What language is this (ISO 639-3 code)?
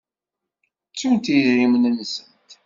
kab